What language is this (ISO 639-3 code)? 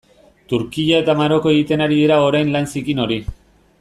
eus